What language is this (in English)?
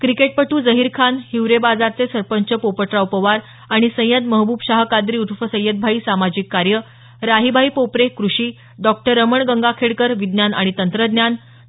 Marathi